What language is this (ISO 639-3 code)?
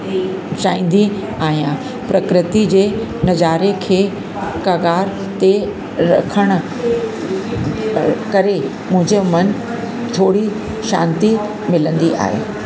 snd